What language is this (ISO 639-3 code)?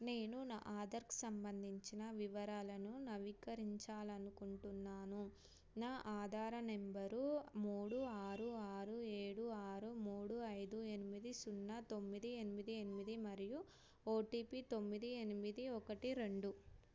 tel